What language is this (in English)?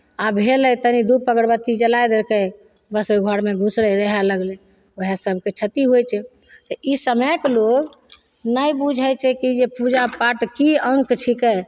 Maithili